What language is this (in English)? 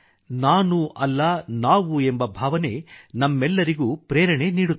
Kannada